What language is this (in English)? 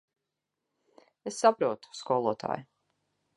Latvian